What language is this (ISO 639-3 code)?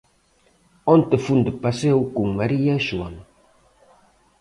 glg